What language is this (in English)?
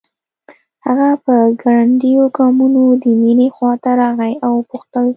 Pashto